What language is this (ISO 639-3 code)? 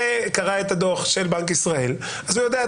heb